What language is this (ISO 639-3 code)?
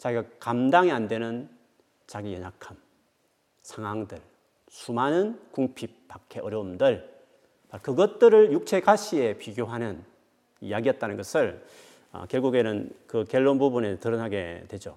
kor